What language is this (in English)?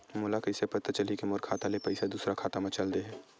Chhattisgarhi